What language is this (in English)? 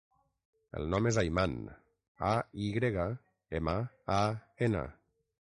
Catalan